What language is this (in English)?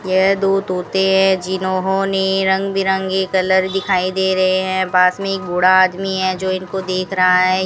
Hindi